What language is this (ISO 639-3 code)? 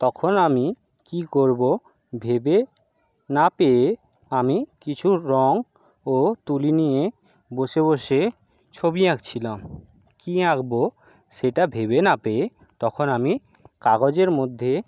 ben